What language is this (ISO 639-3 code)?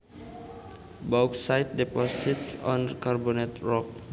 jav